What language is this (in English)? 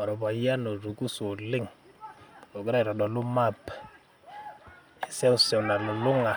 Masai